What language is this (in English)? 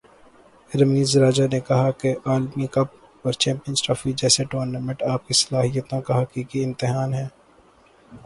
Urdu